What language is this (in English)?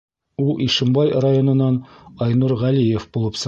Bashkir